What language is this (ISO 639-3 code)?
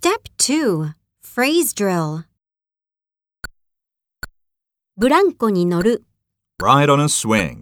jpn